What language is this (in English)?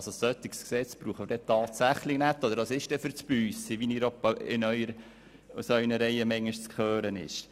Swiss German